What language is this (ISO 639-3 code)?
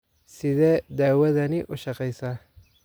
som